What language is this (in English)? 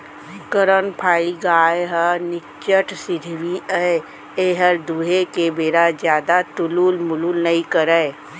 Chhattisgarhi